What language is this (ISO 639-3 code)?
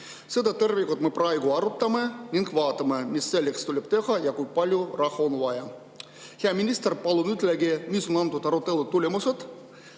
est